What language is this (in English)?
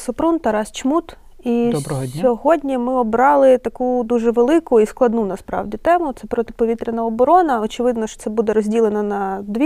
Ukrainian